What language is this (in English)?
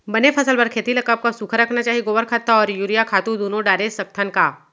Chhattisgarhi